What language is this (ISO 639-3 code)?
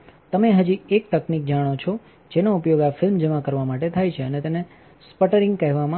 guj